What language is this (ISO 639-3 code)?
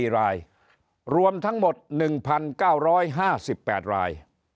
tha